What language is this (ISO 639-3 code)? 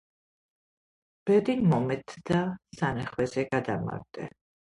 kat